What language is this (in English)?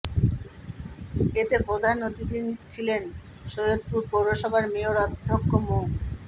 Bangla